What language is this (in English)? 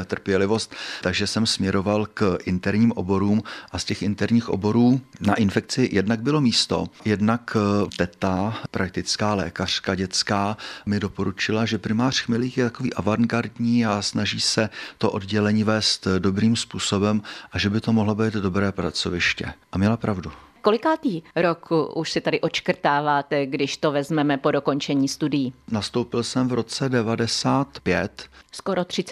Czech